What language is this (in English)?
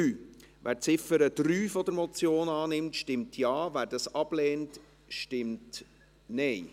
Swiss German